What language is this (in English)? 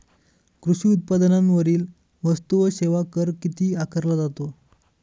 Marathi